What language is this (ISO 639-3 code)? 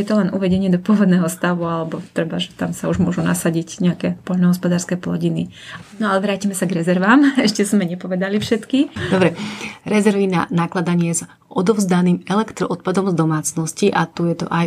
slk